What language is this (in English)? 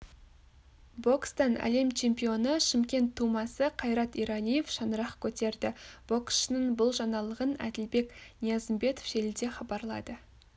Kazakh